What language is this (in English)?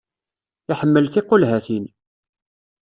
Kabyle